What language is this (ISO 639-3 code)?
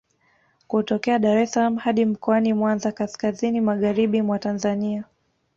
swa